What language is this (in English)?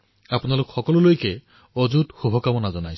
Assamese